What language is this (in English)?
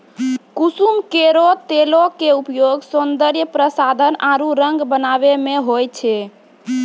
Maithili